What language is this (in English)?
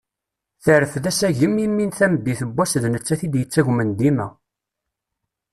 Kabyle